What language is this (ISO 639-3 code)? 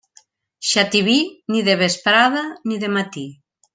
cat